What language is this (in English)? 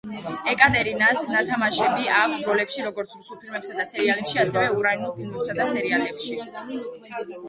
Georgian